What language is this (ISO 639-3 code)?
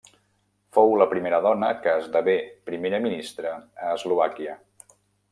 cat